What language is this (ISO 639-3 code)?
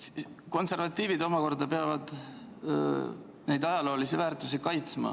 est